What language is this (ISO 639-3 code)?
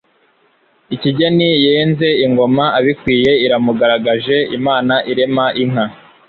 kin